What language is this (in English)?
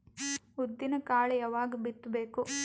Kannada